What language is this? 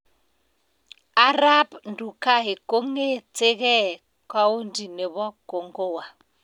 Kalenjin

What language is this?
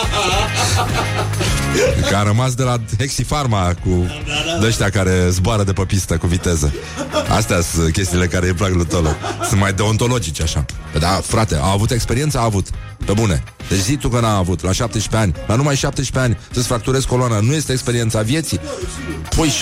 Romanian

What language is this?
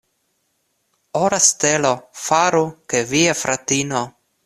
Esperanto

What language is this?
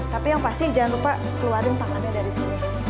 Indonesian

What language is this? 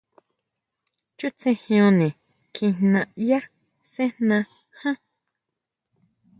Huautla Mazatec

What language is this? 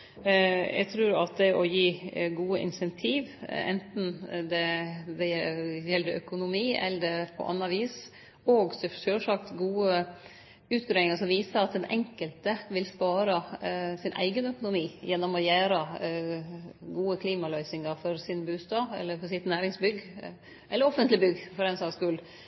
Norwegian Nynorsk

